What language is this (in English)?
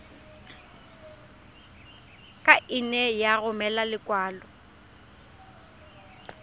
Tswana